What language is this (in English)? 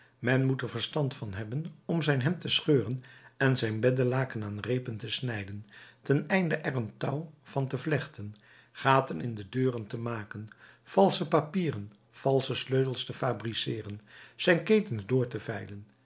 Dutch